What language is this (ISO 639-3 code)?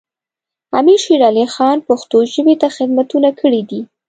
pus